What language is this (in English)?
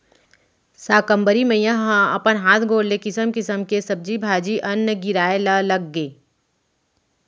Chhattisgarhi